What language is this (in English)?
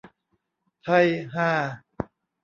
Thai